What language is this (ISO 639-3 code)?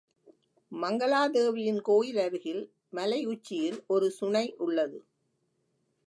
tam